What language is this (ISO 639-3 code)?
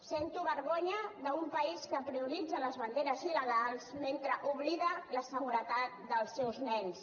cat